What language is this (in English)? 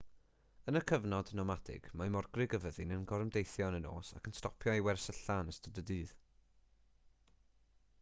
Welsh